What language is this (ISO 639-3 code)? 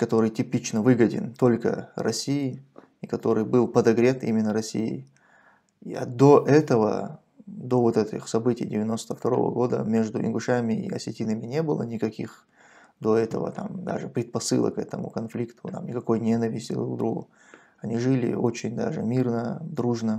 rus